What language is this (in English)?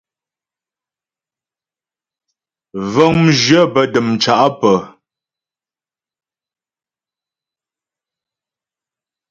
Ghomala